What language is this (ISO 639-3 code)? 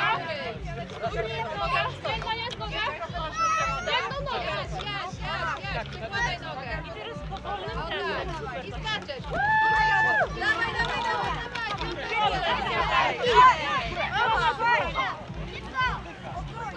pol